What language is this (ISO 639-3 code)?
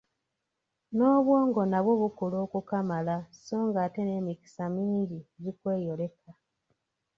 lug